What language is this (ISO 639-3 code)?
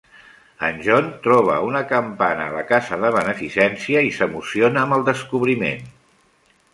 cat